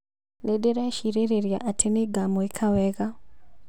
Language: Kikuyu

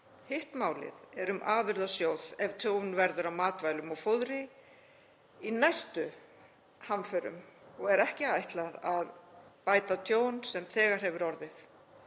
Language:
Icelandic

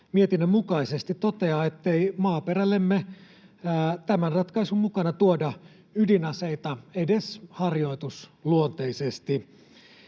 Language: Finnish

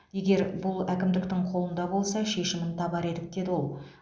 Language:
Kazakh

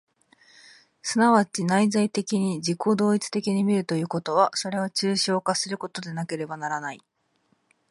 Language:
Japanese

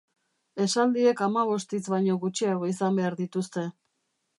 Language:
Basque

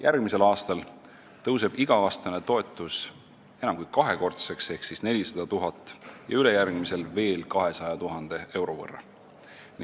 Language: Estonian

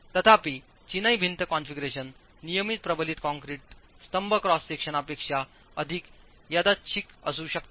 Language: Marathi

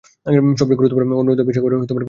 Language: Bangla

